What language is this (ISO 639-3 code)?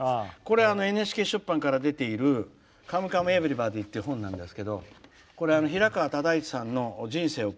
jpn